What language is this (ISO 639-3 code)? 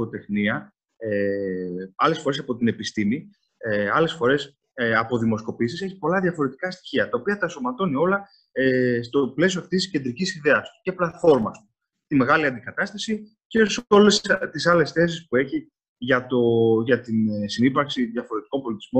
ell